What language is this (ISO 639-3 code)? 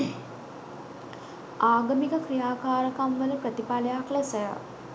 sin